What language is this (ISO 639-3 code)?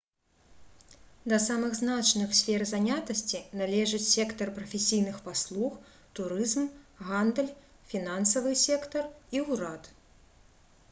bel